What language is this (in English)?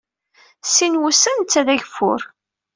Kabyle